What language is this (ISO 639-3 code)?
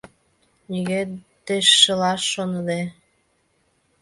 chm